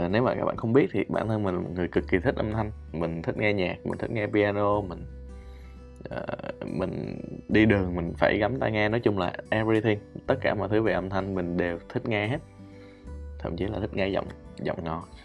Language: Vietnamese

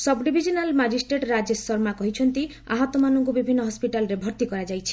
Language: Odia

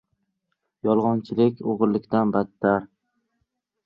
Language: Uzbek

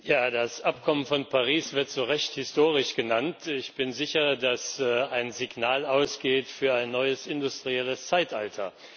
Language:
German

